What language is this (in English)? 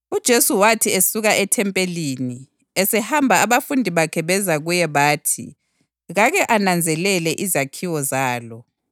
North Ndebele